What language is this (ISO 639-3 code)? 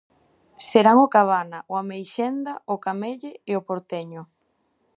glg